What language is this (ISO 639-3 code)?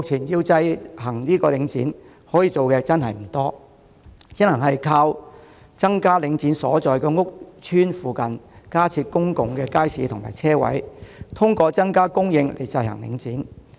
yue